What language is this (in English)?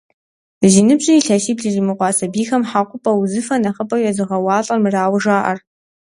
Kabardian